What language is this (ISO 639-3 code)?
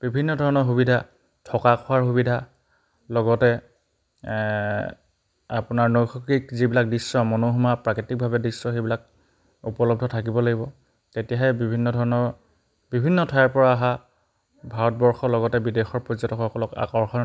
asm